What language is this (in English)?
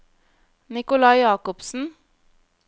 Norwegian